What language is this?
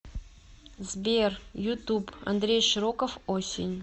Russian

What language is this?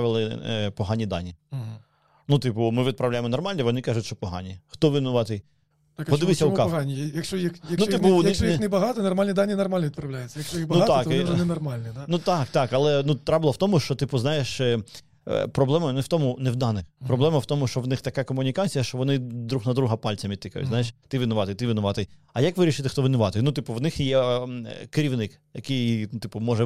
Ukrainian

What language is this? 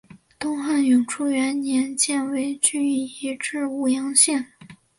Chinese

